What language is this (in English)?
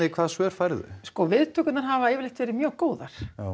Icelandic